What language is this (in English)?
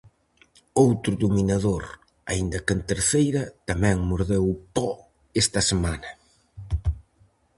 Galician